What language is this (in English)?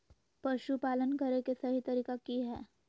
Magahi